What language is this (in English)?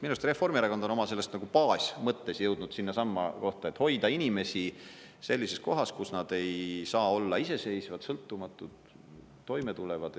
Estonian